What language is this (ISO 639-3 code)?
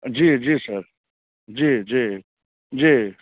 mai